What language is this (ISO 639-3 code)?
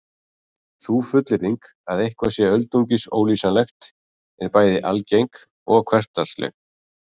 isl